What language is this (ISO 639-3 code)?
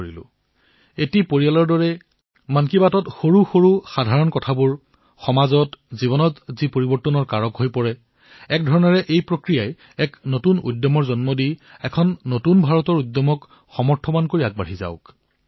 asm